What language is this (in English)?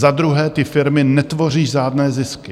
Czech